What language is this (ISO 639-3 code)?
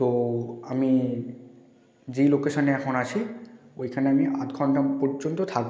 ben